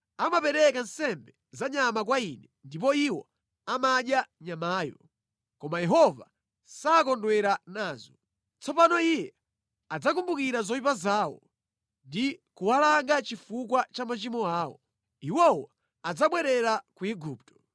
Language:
Nyanja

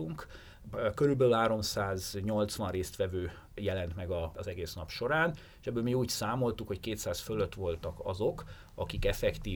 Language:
Hungarian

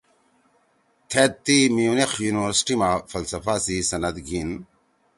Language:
Torwali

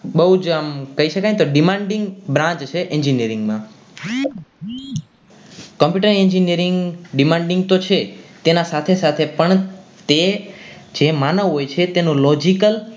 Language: Gujarati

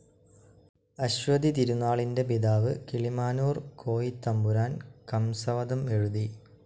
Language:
Malayalam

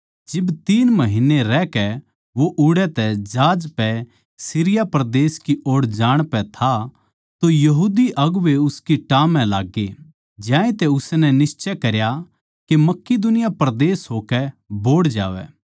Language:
Haryanvi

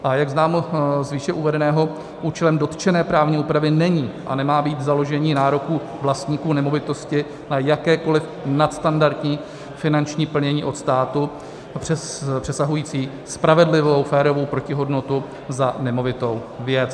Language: Czech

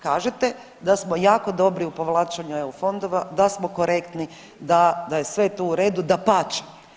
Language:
Croatian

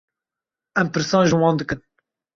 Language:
Kurdish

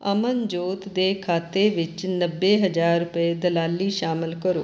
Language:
Punjabi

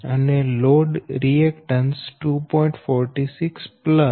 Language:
Gujarati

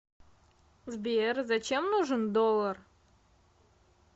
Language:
Russian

